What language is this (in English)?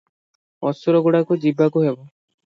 Odia